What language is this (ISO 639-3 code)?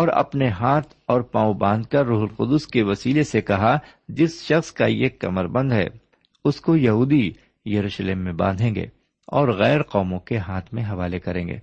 urd